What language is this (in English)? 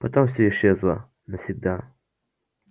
Russian